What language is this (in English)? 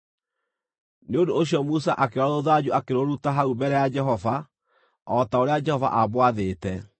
Kikuyu